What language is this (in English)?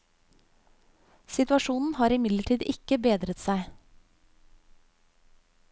Norwegian